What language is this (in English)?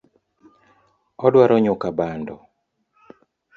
Luo (Kenya and Tanzania)